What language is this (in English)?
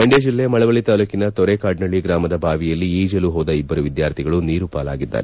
Kannada